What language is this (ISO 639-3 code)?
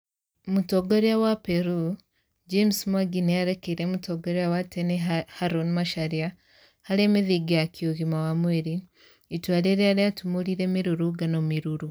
kik